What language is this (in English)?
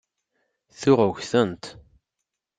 Kabyle